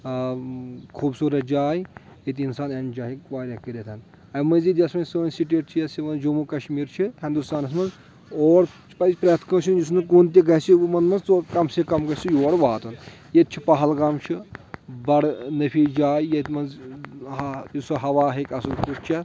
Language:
Kashmiri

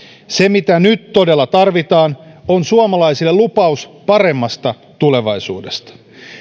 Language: Finnish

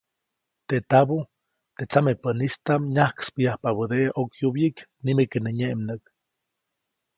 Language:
Copainalá Zoque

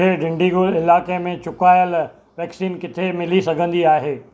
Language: Sindhi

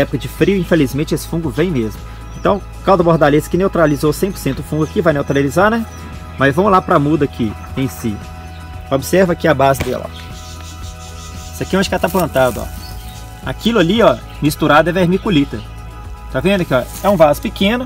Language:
Portuguese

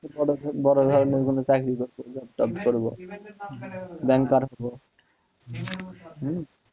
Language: Bangla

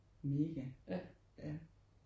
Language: Danish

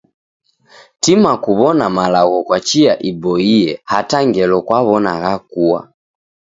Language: Taita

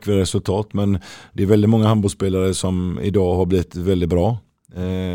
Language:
Swedish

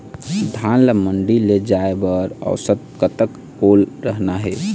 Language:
Chhattisgarhi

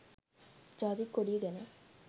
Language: Sinhala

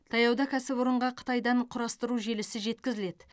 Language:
Kazakh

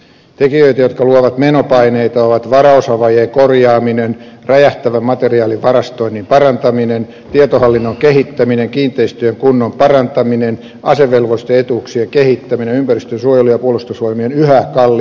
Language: Finnish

